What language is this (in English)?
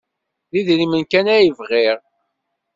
Kabyle